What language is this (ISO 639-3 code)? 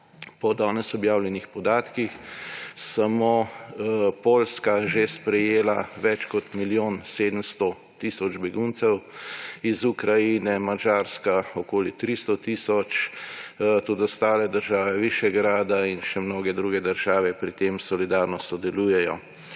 slv